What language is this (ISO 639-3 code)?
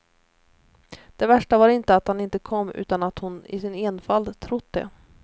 swe